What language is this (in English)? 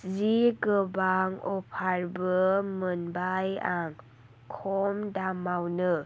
Bodo